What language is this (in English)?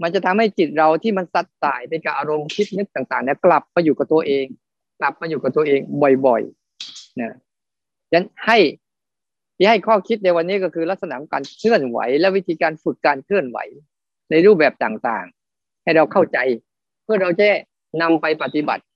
Thai